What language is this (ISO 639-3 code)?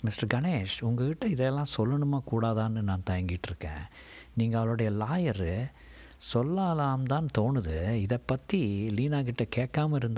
tam